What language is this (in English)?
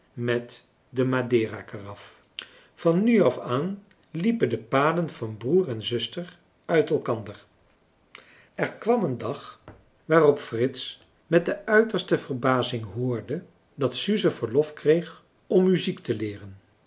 Dutch